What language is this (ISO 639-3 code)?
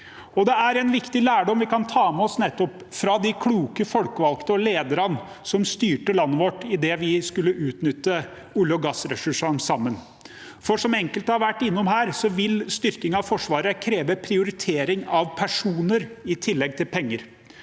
nor